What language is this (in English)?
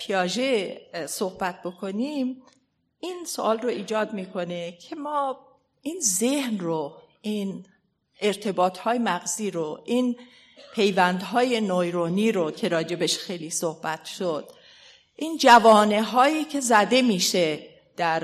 Persian